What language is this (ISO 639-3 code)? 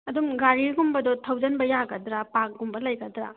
mni